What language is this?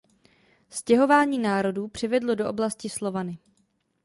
Czech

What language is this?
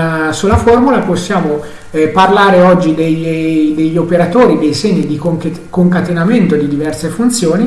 Italian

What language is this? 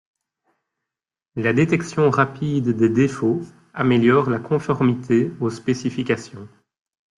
French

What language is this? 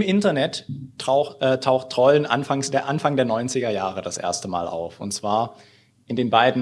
German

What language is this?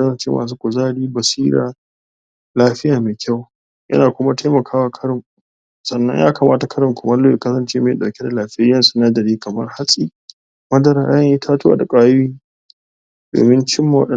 Hausa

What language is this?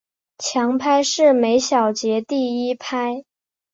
Chinese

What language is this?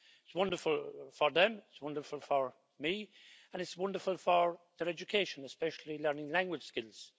English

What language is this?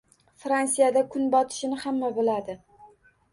Uzbek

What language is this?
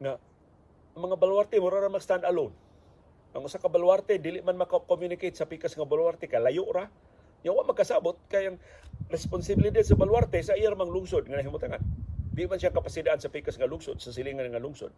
Filipino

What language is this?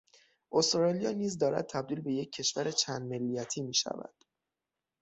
Persian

